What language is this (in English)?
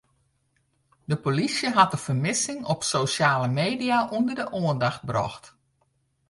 Western Frisian